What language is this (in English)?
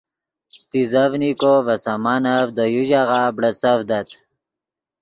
Yidgha